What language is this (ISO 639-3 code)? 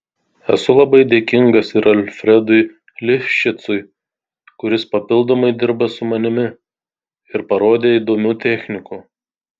lit